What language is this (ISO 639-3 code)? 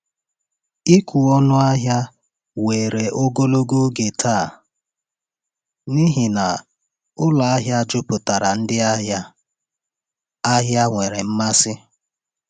ibo